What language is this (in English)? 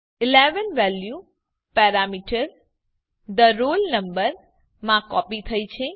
Gujarati